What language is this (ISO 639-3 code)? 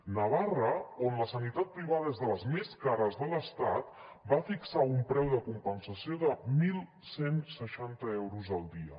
cat